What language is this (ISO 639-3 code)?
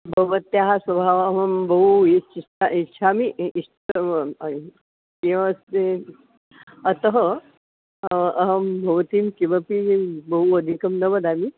san